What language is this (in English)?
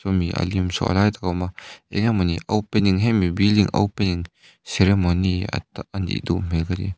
Mizo